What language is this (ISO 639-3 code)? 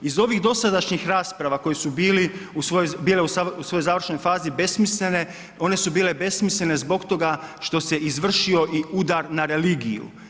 hrv